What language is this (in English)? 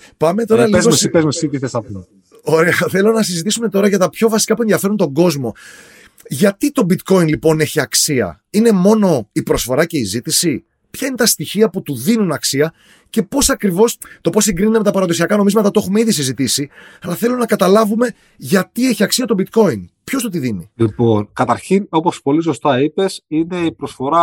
Greek